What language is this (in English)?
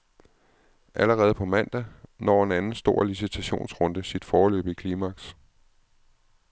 Danish